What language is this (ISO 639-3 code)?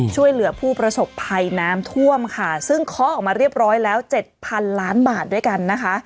tha